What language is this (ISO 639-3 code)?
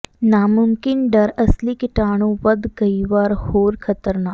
pan